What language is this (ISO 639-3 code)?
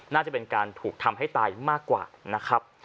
tha